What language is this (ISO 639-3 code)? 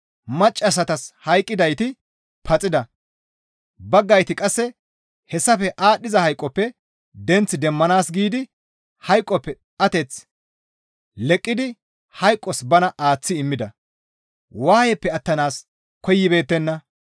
gmv